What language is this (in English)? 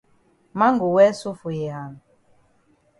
Cameroon Pidgin